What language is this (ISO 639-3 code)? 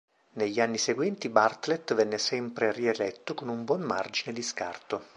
ita